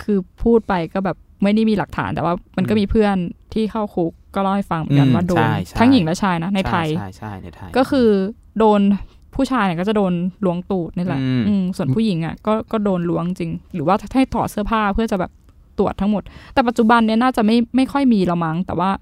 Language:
Thai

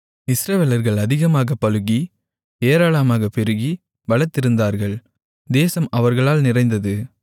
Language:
Tamil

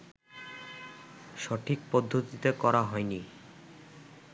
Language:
Bangla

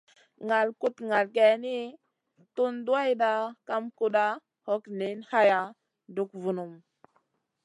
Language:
Masana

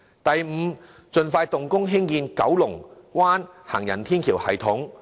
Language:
Cantonese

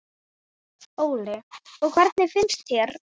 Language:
Icelandic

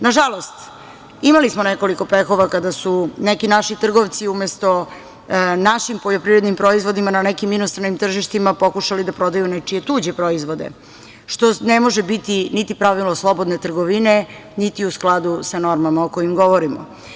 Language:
Serbian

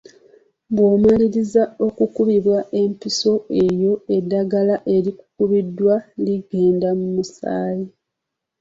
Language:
Ganda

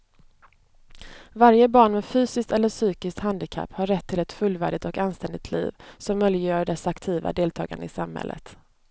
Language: Swedish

